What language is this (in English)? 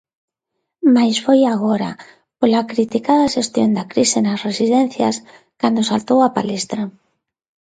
Galician